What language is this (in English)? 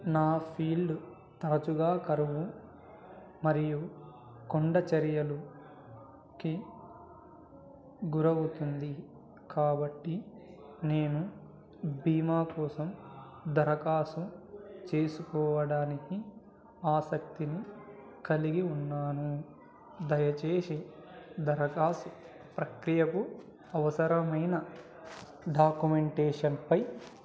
Telugu